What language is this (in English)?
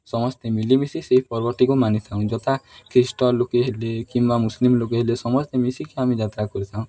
Odia